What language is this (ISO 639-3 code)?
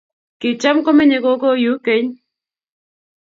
kln